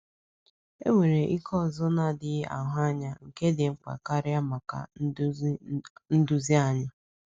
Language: Igbo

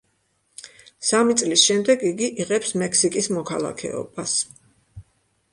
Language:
Georgian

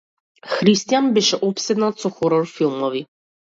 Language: Macedonian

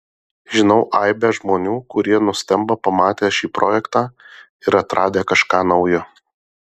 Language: Lithuanian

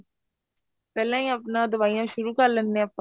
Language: Punjabi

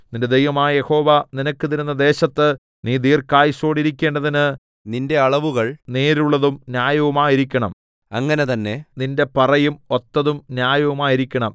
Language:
Malayalam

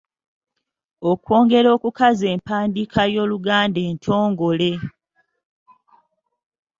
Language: Ganda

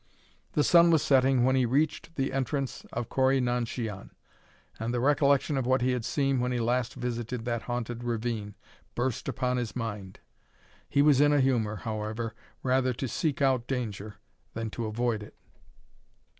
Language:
English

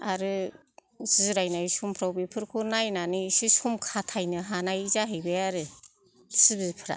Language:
Bodo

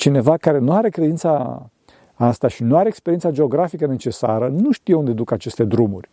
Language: Romanian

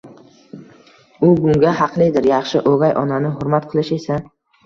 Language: Uzbek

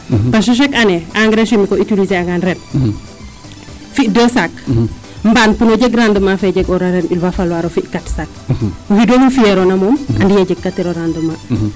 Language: Serer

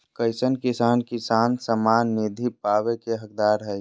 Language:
Magahi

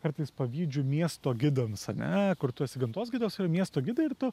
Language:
Lithuanian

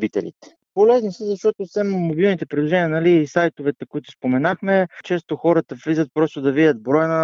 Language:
Bulgarian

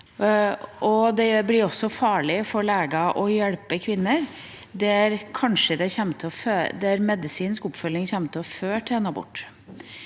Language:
Norwegian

